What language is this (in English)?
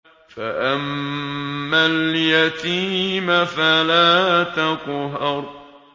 Arabic